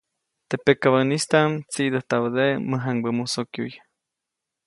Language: Copainalá Zoque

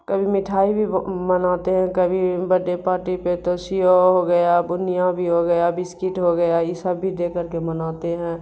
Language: Urdu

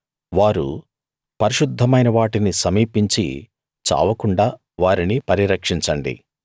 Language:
Telugu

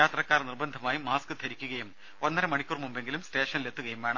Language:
Malayalam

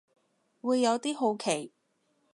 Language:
Cantonese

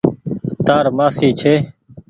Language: Goaria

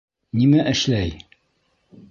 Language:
Bashkir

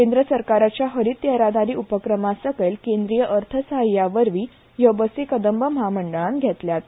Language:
Konkani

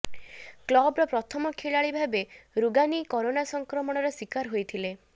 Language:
Odia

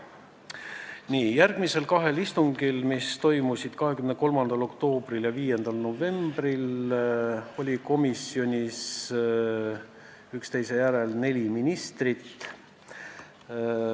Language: Estonian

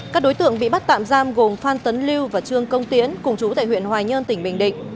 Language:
Vietnamese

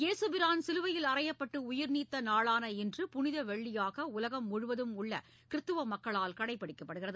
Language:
Tamil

